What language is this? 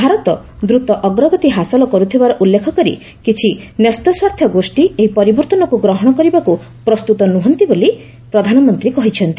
Odia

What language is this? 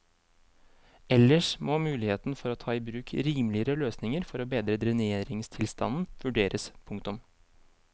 Norwegian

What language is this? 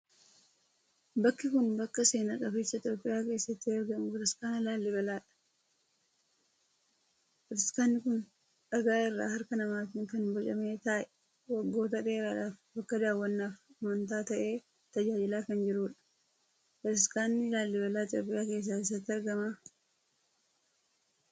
Oromo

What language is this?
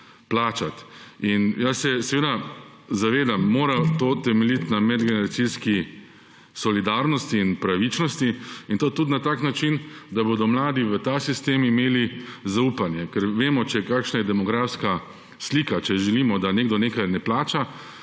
Slovenian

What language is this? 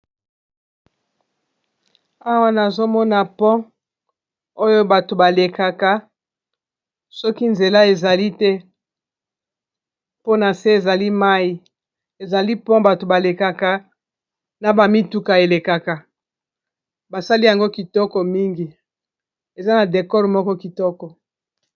Lingala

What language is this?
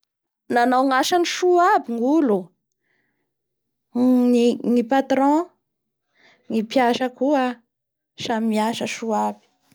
Bara Malagasy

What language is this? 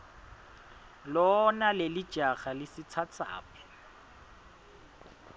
Swati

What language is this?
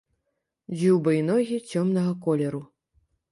Belarusian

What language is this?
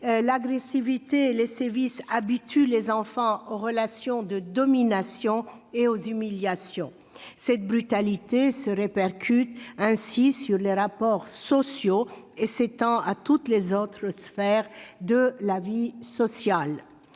French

